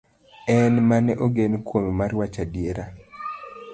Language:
Luo (Kenya and Tanzania)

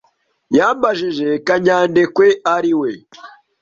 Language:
Kinyarwanda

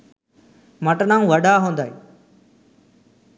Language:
Sinhala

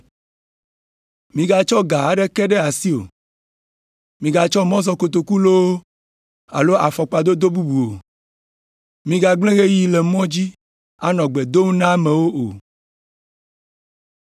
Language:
Ewe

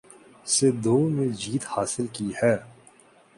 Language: Urdu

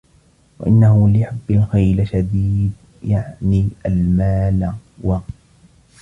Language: Arabic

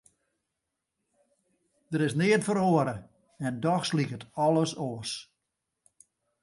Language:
Western Frisian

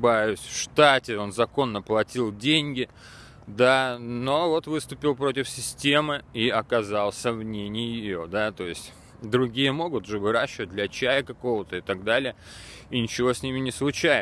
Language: Russian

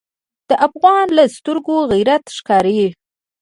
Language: Pashto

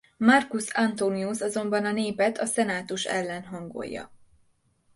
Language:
Hungarian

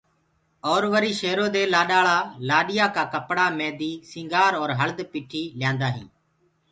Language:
Gurgula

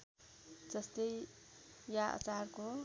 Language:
Nepali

